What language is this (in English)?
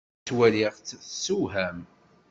Kabyle